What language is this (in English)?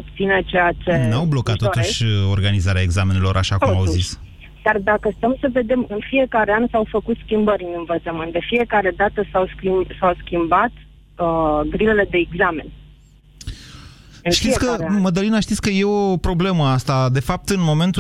Romanian